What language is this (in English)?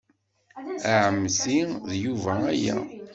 Kabyle